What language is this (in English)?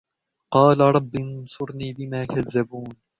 Arabic